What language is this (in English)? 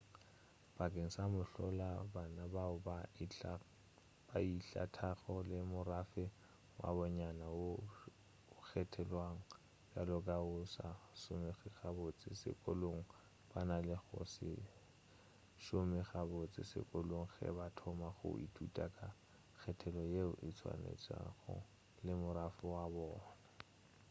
Northern Sotho